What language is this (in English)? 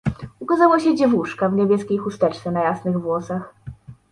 Polish